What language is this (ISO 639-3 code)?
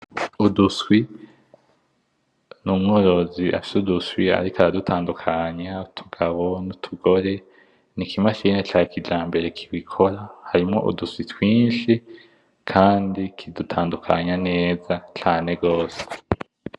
run